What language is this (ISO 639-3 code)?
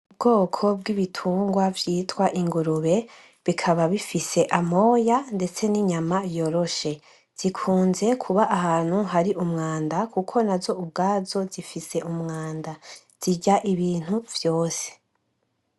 run